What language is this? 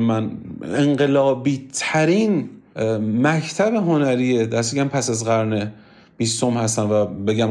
Persian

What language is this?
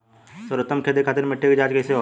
Bhojpuri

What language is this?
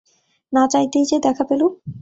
Bangla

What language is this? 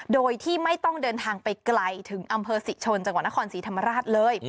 Thai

